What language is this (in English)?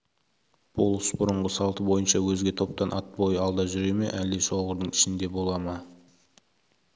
Kazakh